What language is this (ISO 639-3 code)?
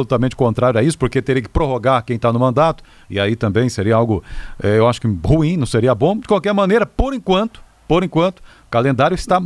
por